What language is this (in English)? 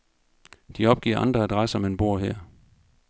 Danish